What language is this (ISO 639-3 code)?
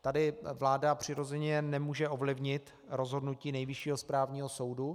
ces